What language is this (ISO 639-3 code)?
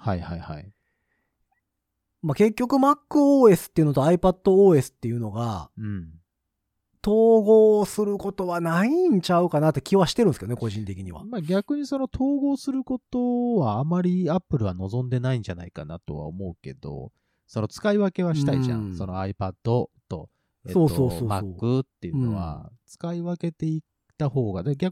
jpn